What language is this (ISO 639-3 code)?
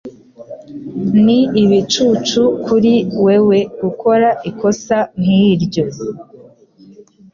kin